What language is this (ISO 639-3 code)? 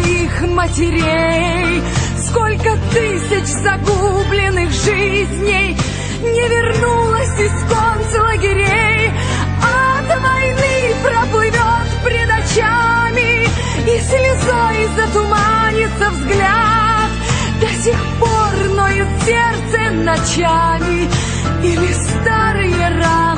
rus